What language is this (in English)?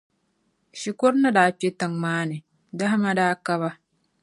Dagbani